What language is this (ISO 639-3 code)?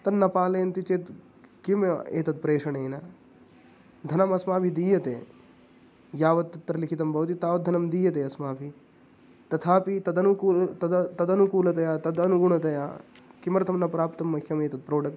san